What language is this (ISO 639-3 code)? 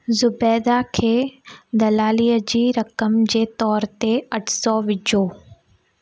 snd